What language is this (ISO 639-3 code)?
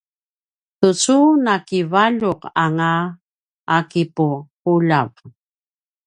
pwn